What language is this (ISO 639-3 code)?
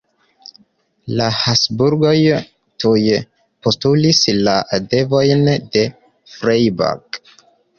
epo